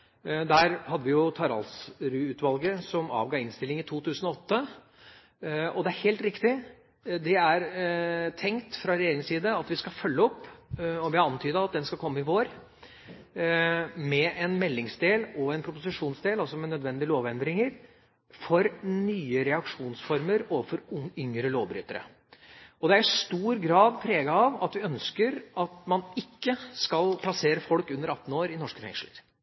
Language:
Norwegian Bokmål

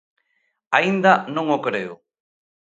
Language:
Galician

